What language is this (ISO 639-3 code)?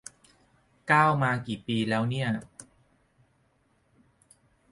tha